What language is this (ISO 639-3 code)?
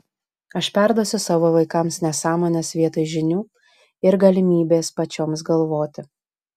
lit